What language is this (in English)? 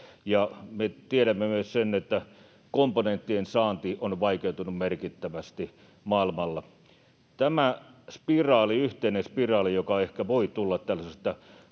Finnish